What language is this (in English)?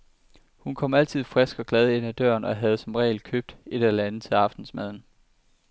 Danish